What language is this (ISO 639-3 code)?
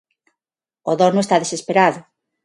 glg